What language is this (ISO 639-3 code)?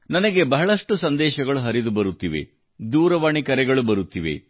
kan